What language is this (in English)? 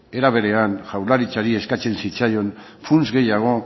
Basque